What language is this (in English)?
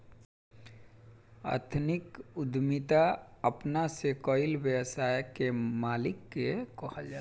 Bhojpuri